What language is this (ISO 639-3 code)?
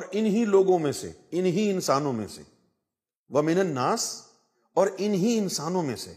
urd